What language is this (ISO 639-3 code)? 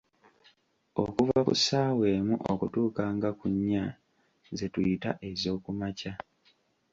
lug